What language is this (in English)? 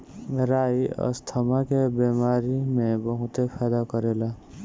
Bhojpuri